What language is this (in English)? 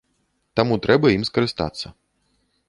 Belarusian